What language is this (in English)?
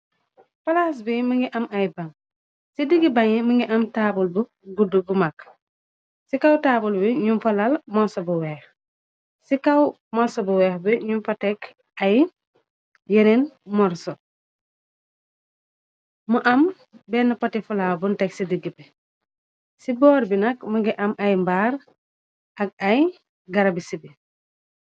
Wolof